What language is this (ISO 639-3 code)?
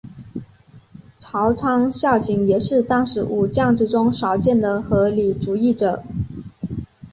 zho